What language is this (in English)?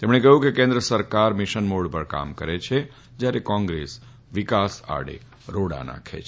Gujarati